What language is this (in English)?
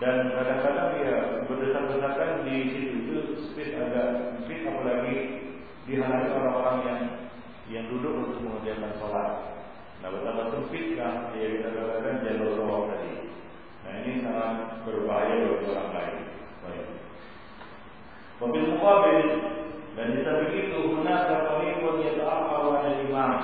Malay